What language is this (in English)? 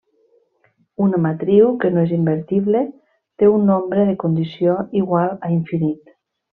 Catalan